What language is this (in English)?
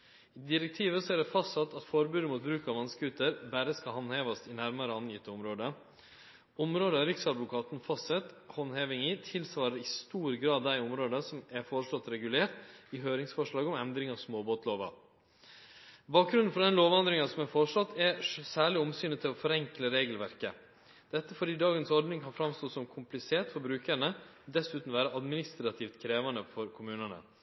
Norwegian Nynorsk